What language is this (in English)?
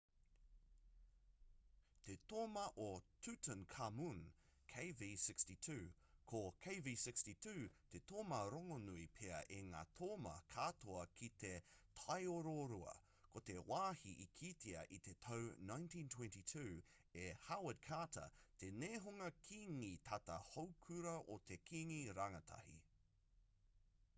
Māori